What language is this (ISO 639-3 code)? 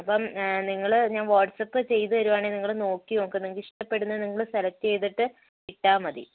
mal